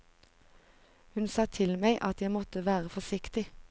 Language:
Norwegian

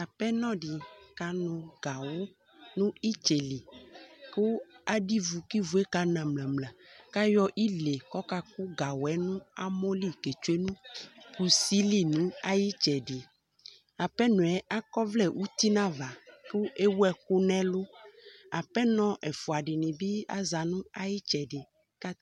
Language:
Ikposo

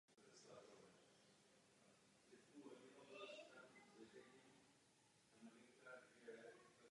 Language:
Czech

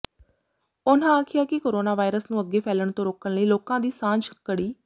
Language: Punjabi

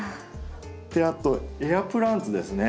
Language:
Japanese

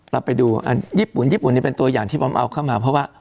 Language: Thai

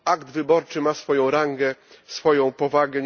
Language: Polish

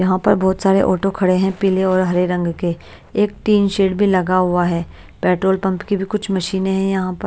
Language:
Hindi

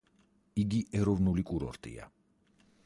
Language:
Georgian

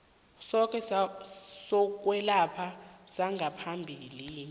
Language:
South Ndebele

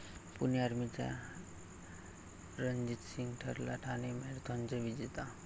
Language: Marathi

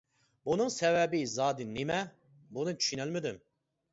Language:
Uyghur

